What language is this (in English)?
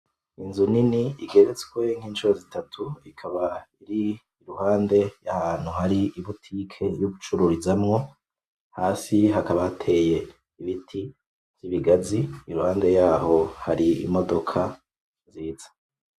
Rundi